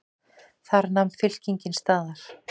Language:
Icelandic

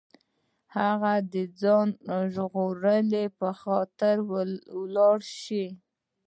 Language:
Pashto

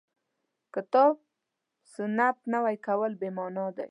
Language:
Pashto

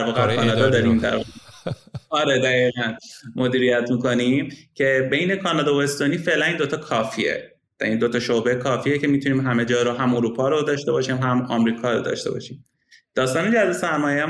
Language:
Persian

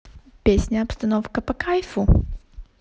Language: Russian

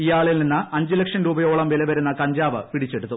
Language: Malayalam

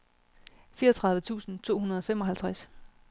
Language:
Danish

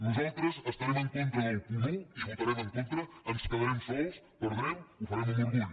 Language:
Catalan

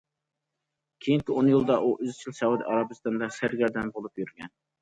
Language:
Uyghur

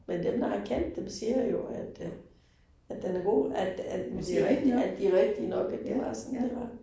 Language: Danish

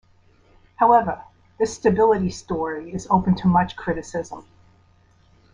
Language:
English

